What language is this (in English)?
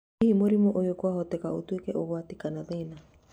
Kikuyu